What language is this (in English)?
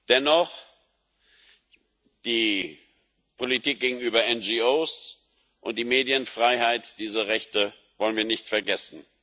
German